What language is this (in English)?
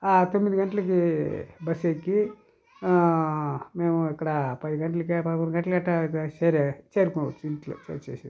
Telugu